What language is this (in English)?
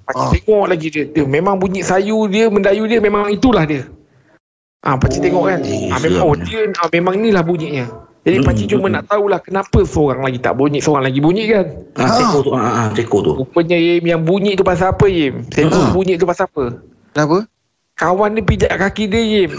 Malay